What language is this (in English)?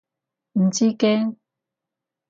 Cantonese